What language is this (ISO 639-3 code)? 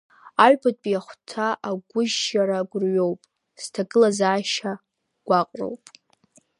abk